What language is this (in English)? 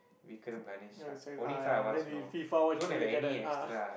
English